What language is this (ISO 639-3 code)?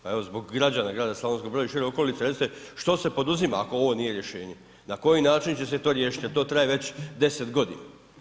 hrv